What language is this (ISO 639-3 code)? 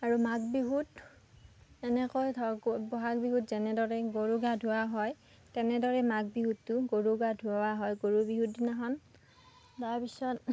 asm